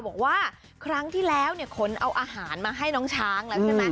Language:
Thai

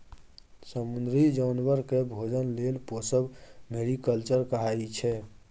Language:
Maithili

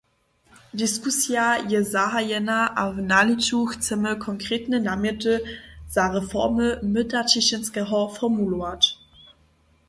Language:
Upper Sorbian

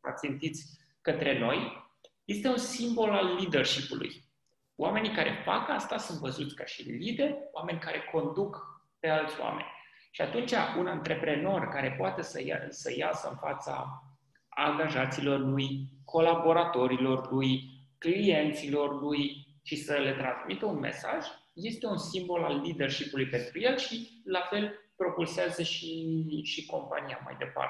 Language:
Romanian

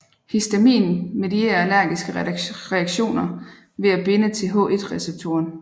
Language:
Danish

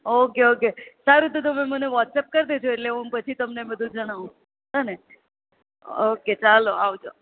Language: Gujarati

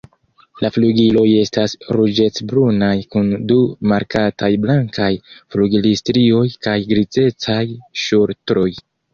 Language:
Esperanto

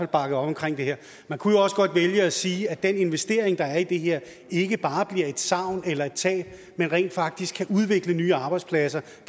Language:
Danish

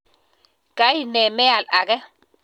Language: Kalenjin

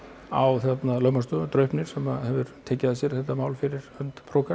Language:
Icelandic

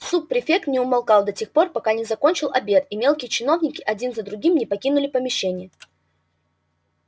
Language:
Russian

